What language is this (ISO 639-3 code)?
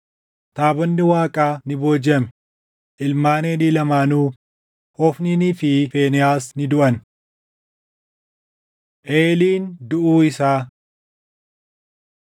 orm